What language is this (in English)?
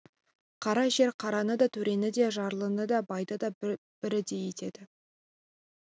Kazakh